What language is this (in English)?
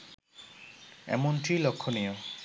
Bangla